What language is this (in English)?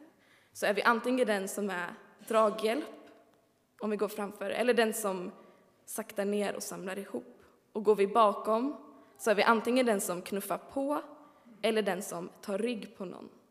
Swedish